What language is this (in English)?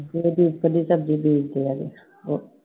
Punjabi